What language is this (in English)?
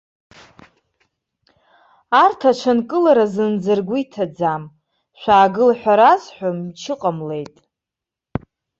Abkhazian